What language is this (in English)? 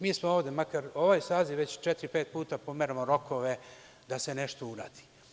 Serbian